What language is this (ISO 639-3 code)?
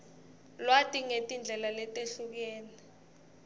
ssw